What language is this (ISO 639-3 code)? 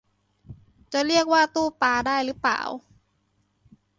tha